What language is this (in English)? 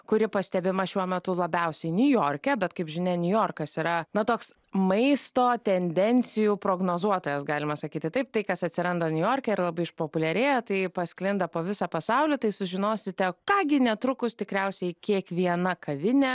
Lithuanian